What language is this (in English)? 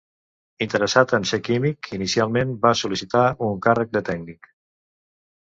Catalan